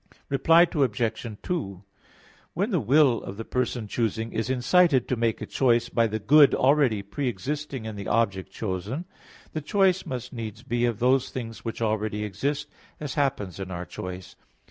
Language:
English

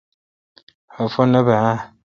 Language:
Kalkoti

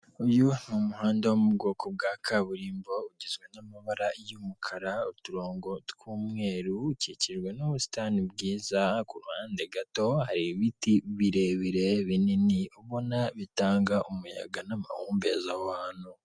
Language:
Kinyarwanda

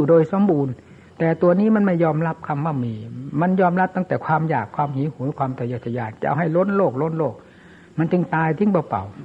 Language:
Thai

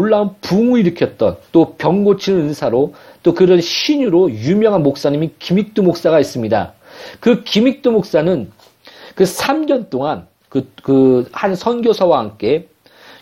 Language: Korean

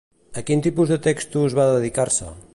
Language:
Catalan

